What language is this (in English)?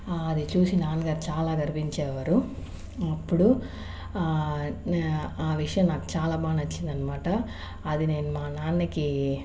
Telugu